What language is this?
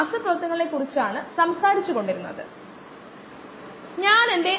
Malayalam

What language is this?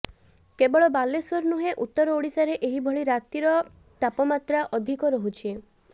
Odia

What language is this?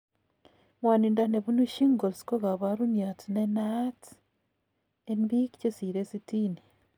Kalenjin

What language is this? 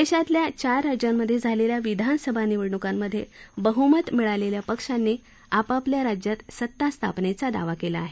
Marathi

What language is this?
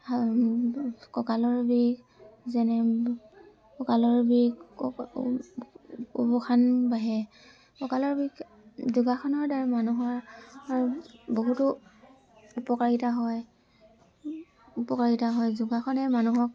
Assamese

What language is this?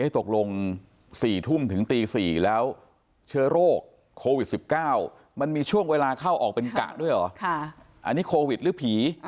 Thai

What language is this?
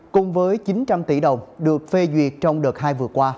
Vietnamese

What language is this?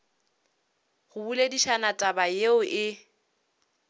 Northern Sotho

